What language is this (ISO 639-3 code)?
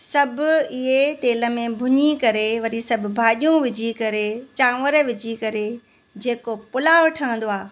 snd